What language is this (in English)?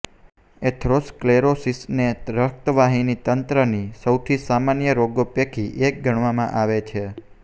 Gujarati